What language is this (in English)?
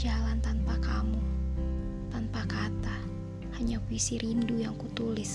Indonesian